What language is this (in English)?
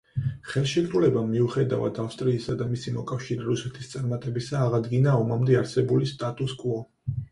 Georgian